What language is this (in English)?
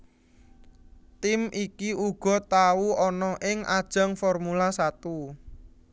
Javanese